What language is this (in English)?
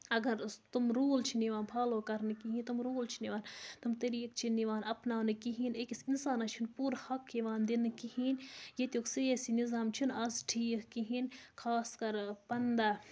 Kashmiri